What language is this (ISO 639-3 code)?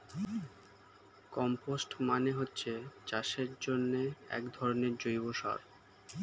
ben